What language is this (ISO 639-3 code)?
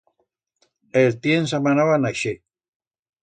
arg